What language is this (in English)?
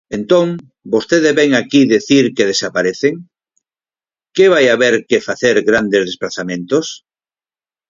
Galician